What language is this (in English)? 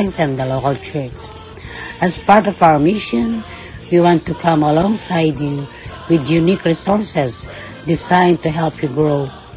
Filipino